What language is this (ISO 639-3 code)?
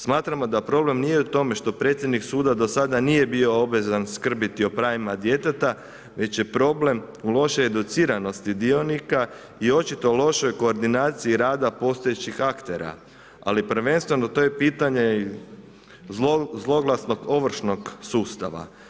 hrv